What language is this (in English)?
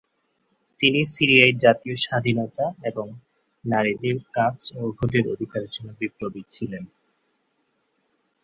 Bangla